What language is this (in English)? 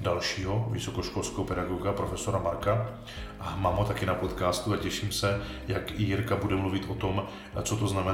Czech